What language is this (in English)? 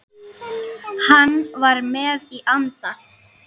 Icelandic